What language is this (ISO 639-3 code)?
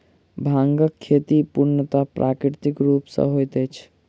mai